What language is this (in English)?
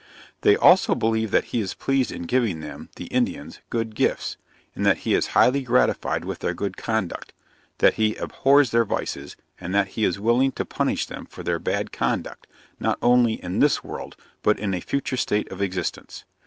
English